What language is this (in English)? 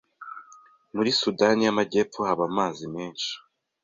Kinyarwanda